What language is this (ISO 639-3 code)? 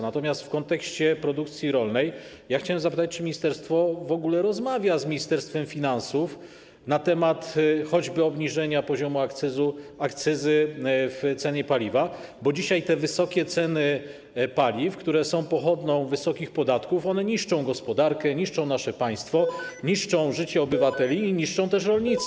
pol